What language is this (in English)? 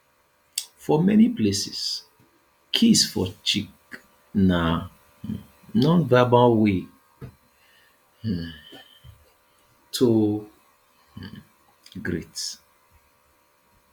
Nigerian Pidgin